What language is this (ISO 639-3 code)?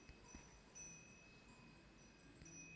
mar